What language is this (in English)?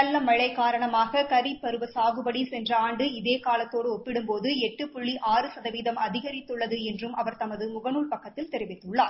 Tamil